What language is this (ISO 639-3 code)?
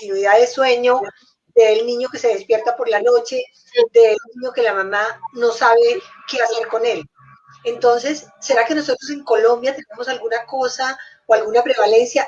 spa